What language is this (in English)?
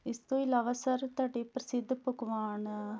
Punjabi